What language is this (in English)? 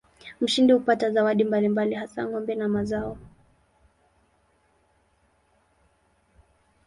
Swahili